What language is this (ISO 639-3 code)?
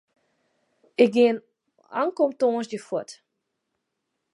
fry